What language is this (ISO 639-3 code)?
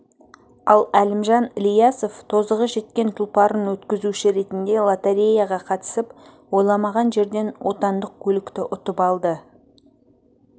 kaz